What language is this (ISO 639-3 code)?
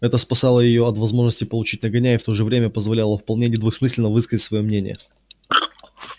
rus